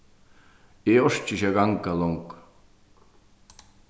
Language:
Faroese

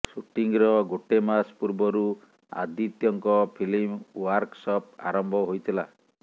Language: Odia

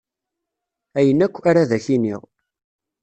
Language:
Kabyle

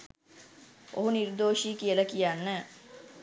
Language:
Sinhala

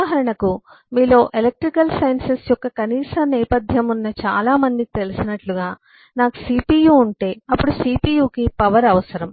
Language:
Telugu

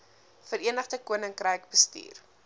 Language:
Afrikaans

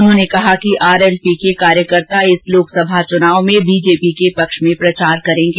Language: Hindi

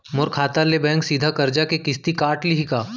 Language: Chhattisgarhi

